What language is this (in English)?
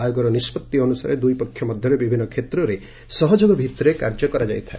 Odia